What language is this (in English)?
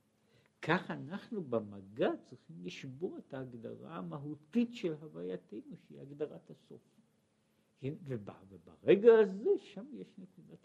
Hebrew